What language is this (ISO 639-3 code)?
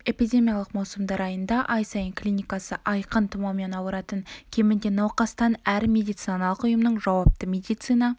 kaz